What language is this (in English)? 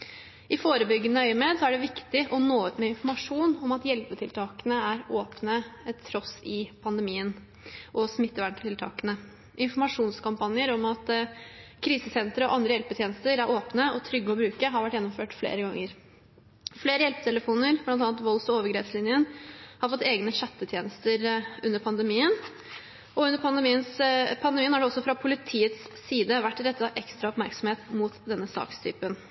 Norwegian Bokmål